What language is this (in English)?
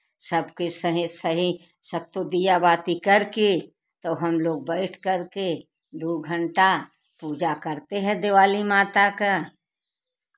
Hindi